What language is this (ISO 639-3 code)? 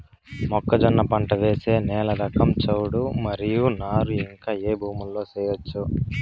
tel